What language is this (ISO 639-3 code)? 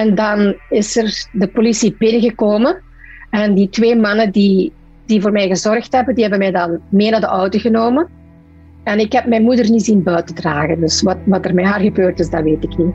nld